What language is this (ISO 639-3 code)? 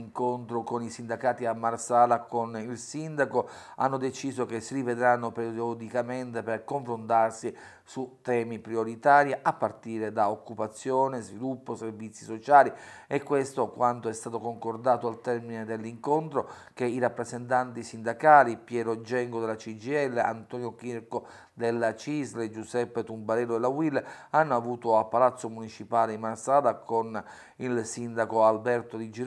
ita